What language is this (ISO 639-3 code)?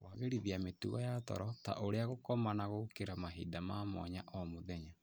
kik